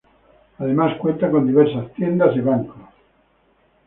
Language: Spanish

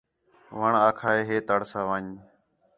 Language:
Khetrani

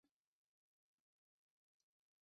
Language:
Western Frisian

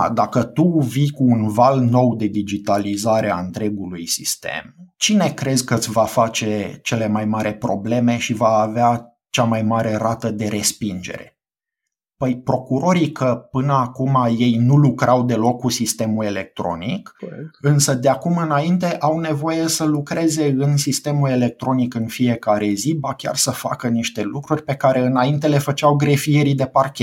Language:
Romanian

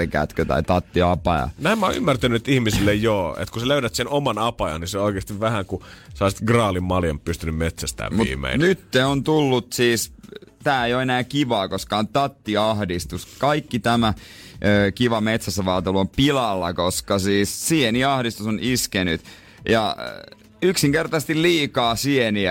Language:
Finnish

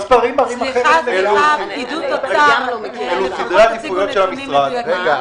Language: Hebrew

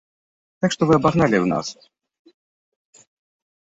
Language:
Belarusian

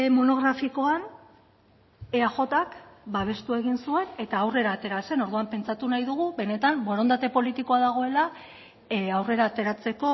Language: Basque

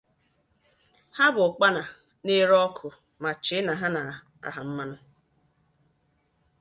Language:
Igbo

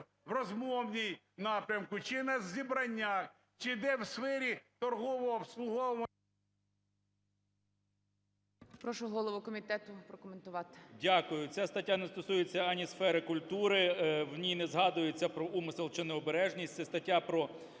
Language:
Ukrainian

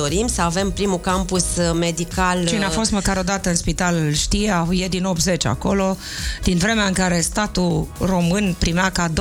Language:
Romanian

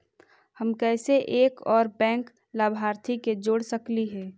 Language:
Magahi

